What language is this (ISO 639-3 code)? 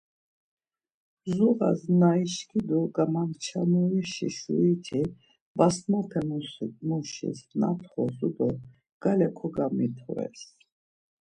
lzz